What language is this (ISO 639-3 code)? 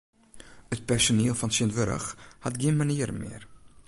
fry